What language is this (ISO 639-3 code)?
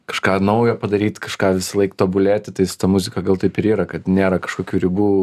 lit